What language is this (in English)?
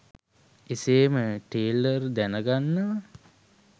Sinhala